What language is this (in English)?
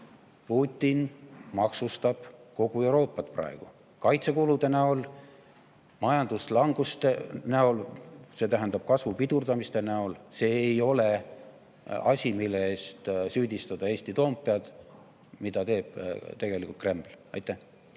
Estonian